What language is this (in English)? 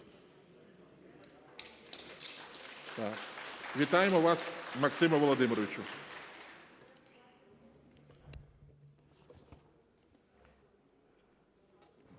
Ukrainian